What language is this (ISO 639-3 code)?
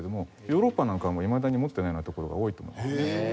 jpn